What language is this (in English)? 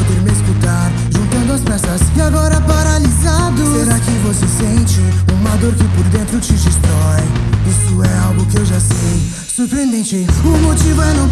Portuguese